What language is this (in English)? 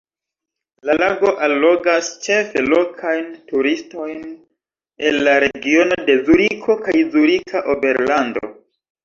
Esperanto